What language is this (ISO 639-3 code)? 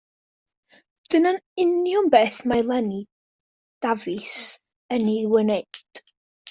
cym